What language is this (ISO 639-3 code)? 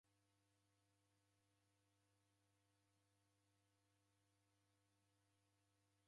dav